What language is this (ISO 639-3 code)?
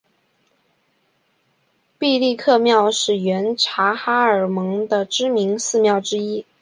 zho